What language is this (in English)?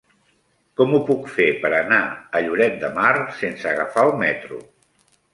Catalan